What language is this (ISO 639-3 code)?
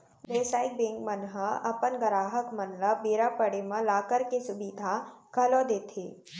hne